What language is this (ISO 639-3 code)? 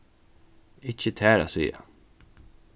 fao